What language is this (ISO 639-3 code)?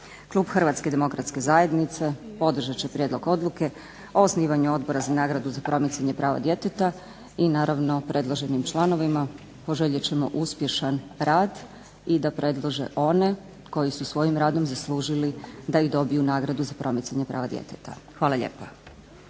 hrv